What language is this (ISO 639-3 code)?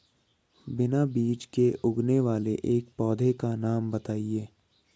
hin